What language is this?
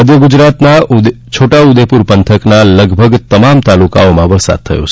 Gujarati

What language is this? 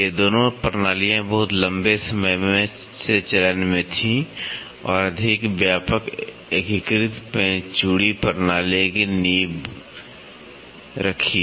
Hindi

